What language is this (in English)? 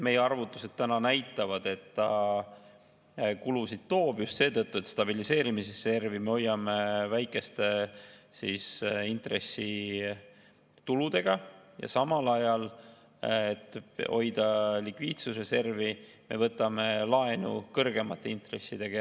Estonian